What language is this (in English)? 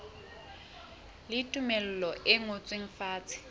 Southern Sotho